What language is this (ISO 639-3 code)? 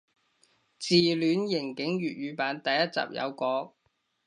yue